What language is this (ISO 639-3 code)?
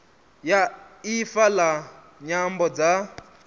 ven